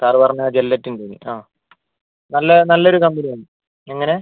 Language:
Malayalam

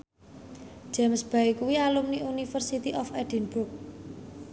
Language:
Javanese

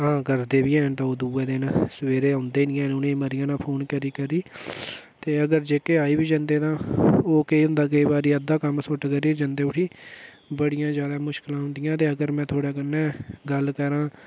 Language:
Dogri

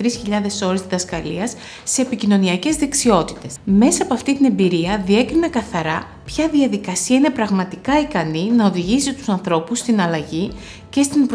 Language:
Greek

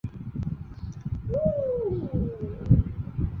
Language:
Chinese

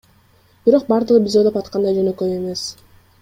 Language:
Kyrgyz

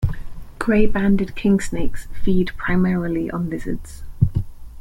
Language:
English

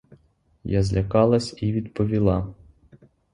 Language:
Ukrainian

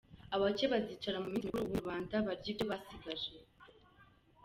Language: Kinyarwanda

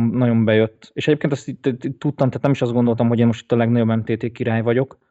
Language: Hungarian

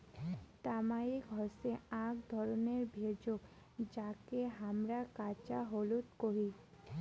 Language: Bangla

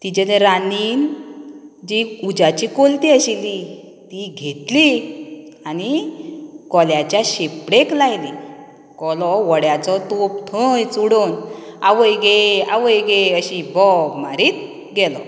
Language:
Konkani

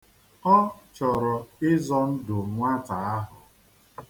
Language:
Igbo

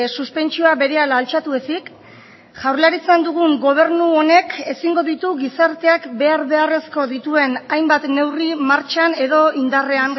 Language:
Basque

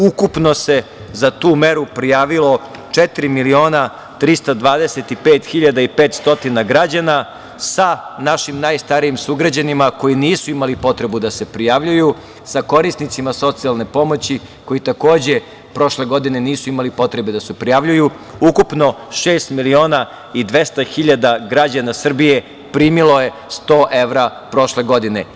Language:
Serbian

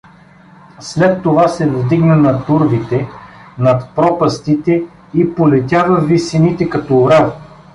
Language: Bulgarian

